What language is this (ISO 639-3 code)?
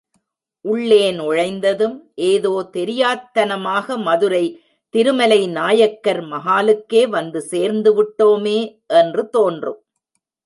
tam